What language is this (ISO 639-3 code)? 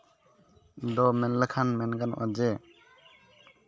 sat